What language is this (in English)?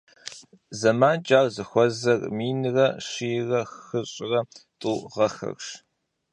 Kabardian